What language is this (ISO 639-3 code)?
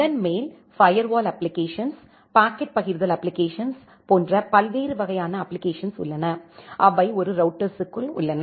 tam